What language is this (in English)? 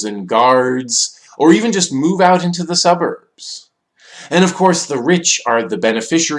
English